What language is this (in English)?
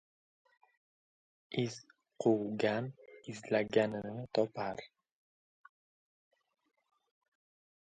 Uzbek